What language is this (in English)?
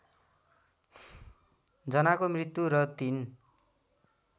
Nepali